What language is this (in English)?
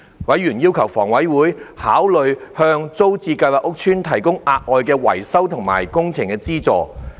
Cantonese